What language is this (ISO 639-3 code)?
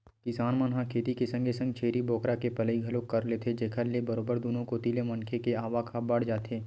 hne